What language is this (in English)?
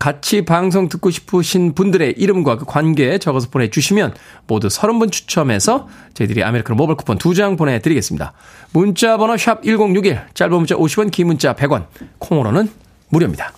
Korean